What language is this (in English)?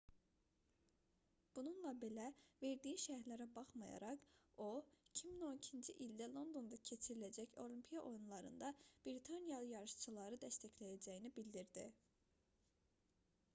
Azerbaijani